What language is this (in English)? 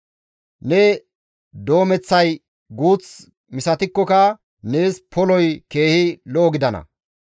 Gamo